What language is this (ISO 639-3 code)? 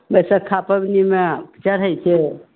mai